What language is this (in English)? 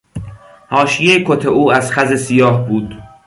Persian